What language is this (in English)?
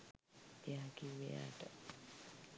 Sinhala